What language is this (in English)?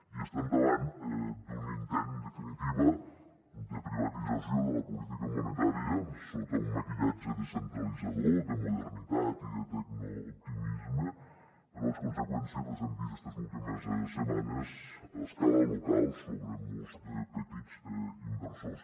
Catalan